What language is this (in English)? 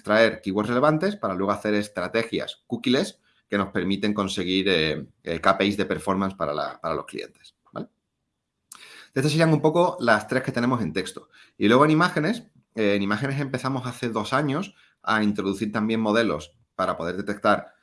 Spanish